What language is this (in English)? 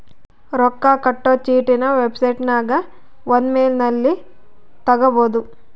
Kannada